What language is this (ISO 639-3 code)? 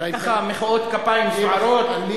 heb